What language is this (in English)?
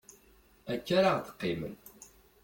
Kabyle